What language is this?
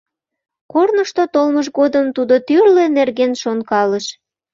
Mari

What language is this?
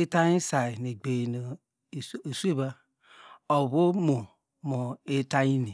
Degema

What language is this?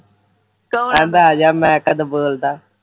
Punjabi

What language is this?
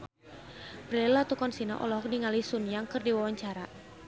Sundanese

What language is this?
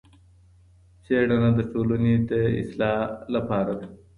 Pashto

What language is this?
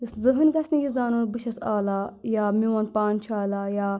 Kashmiri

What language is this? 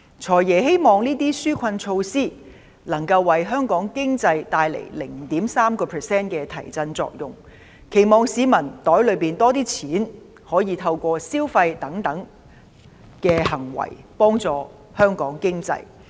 Cantonese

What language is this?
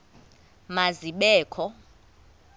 Xhosa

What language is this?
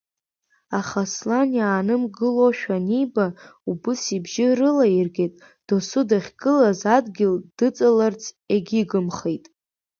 Abkhazian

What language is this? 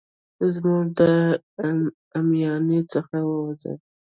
Pashto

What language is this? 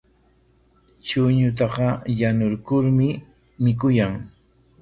Corongo Ancash Quechua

